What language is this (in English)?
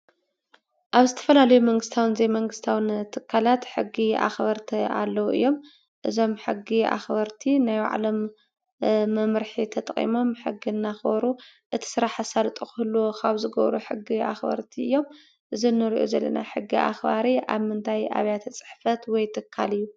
Tigrinya